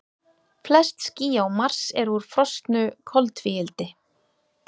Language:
Icelandic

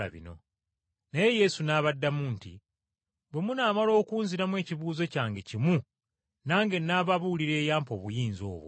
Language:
Ganda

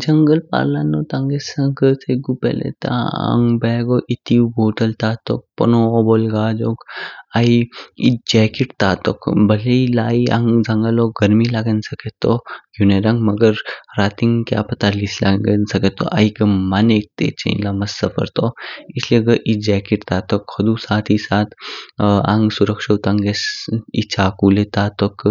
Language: Kinnauri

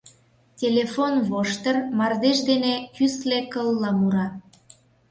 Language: Mari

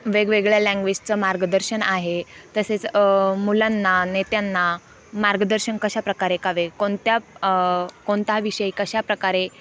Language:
Marathi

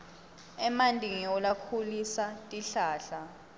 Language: Swati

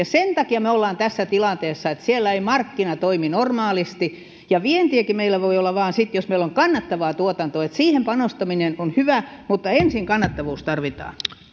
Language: Finnish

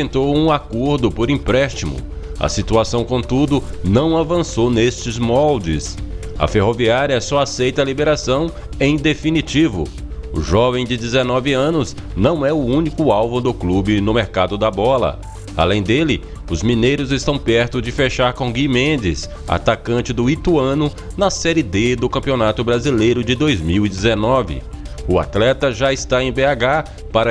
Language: Portuguese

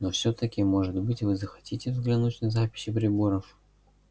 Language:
Russian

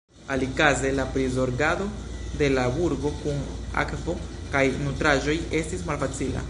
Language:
Esperanto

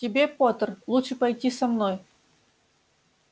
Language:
Russian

